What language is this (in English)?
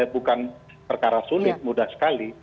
Indonesian